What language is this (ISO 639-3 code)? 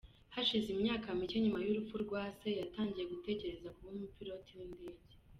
kin